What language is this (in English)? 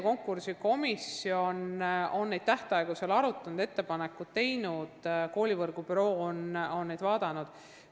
Estonian